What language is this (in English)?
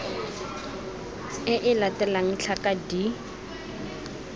Tswana